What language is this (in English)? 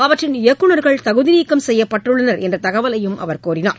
Tamil